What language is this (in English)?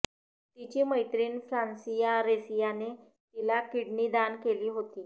Marathi